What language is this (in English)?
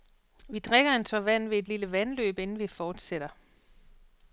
Danish